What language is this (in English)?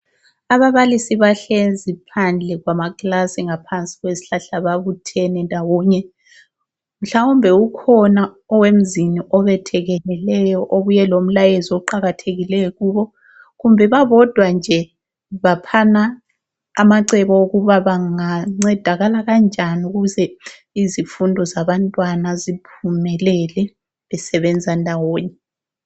North Ndebele